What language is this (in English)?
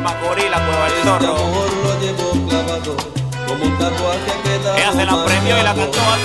Spanish